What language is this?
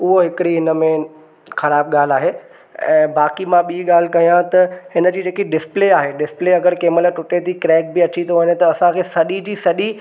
Sindhi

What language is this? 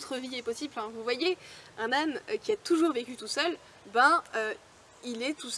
French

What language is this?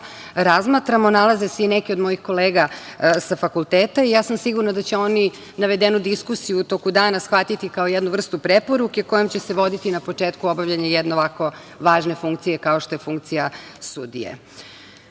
Serbian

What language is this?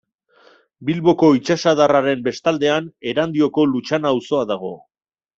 Basque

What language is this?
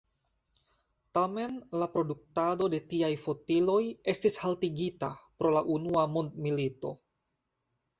Esperanto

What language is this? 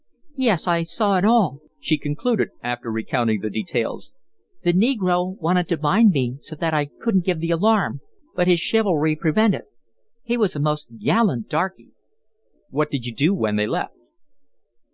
English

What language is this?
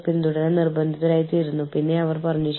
Malayalam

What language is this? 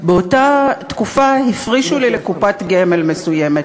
Hebrew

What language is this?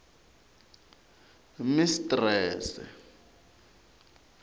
Tsonga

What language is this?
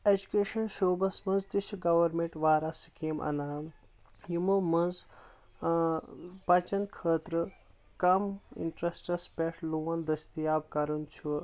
Kashmiri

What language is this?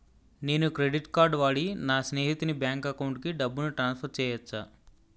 Telugu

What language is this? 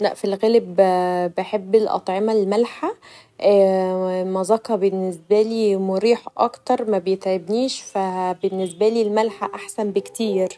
Egyptian Arabic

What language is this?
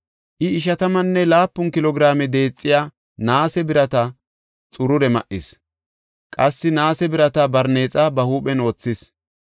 Gofa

